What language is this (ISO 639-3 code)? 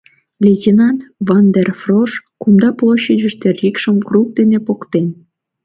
chm